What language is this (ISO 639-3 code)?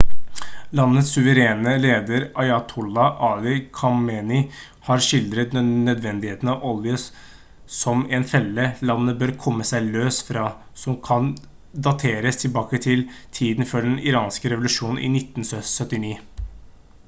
nob